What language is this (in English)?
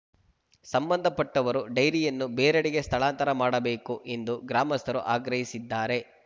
Kannada